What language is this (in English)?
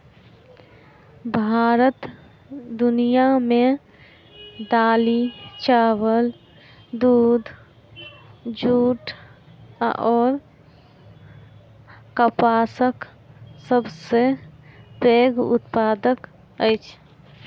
Maithili